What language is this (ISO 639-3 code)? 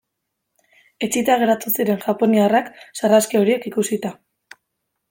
eus